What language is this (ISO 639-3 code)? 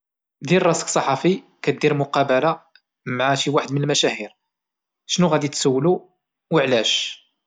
ary